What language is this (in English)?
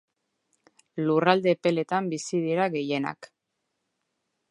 Basque